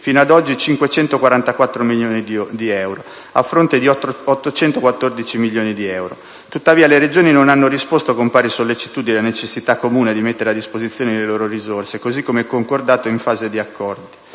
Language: Italian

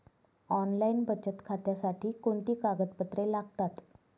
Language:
Marathi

